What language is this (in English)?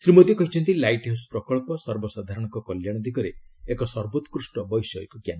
Odia